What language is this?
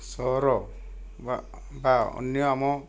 Odia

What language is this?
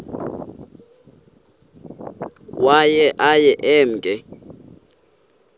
Xhosa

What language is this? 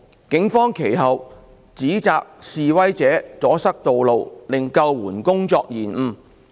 Cantonese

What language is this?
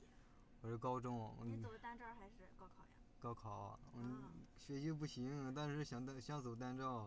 Chinese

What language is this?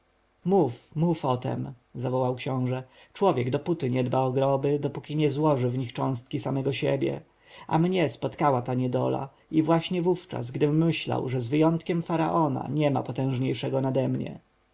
Polish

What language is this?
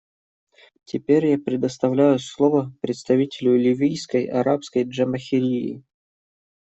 Russian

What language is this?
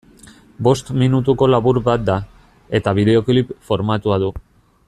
Basque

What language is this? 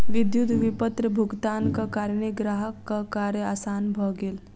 Maithili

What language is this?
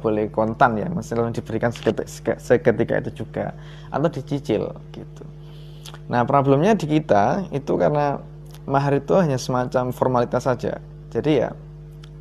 Indonesian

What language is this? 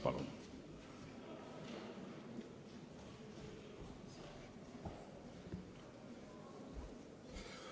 Estonian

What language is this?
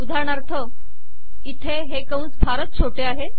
Marathi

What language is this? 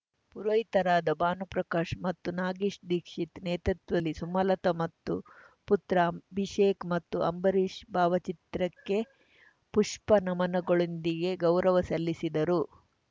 Kannada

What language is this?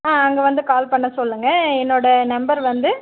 Tamil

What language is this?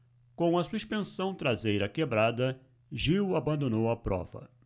Portuguese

